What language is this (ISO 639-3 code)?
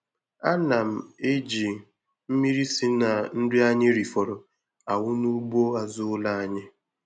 ibo